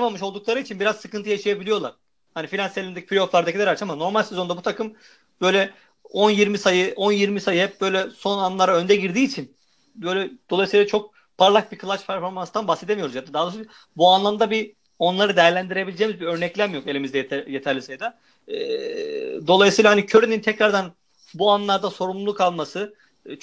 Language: Turkish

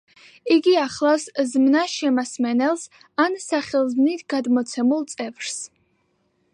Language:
Georgian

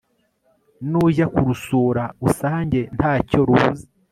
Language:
Kinyarwanda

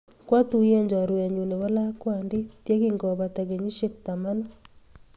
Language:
Kalenjin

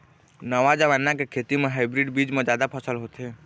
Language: Chhattisgarhi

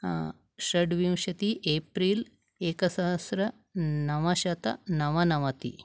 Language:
Sanskrit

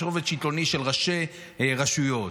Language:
Hebrew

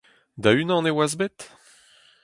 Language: Breton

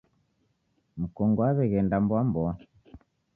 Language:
Taita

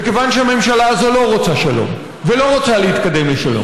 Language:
Hebrew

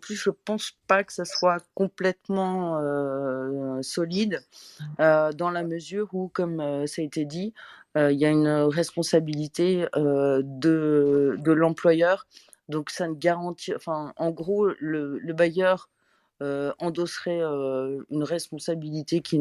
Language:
French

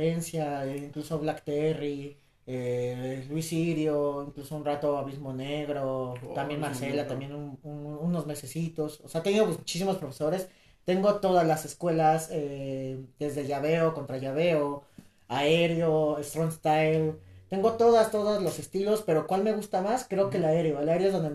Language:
Spanish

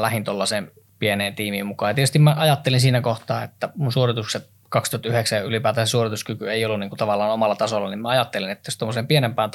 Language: Finnish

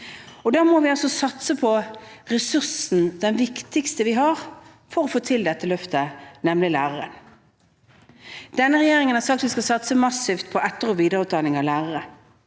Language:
Norwegian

